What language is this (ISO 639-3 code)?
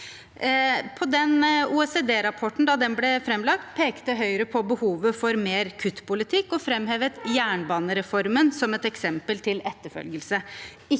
nor